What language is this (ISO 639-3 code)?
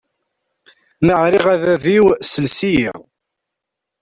kab